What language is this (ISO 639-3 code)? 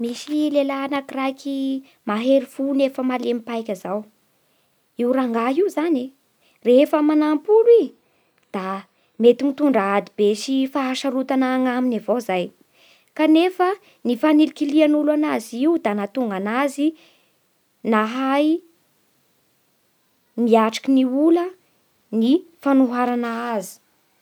bhr